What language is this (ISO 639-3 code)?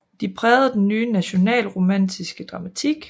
dan